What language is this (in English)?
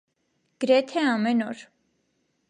Armenian